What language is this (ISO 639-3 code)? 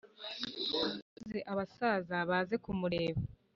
kin